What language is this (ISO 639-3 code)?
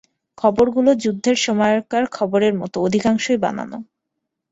ben